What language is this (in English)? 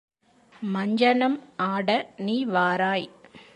Tamil